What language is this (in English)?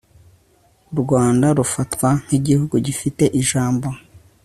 Kinyarwanda